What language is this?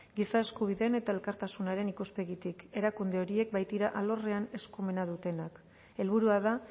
Basque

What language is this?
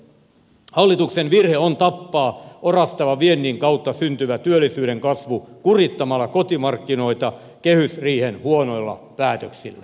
Finnish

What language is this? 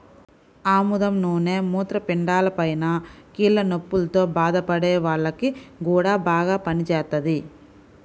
Telugu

